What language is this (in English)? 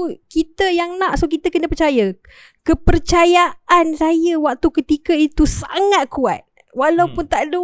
Malay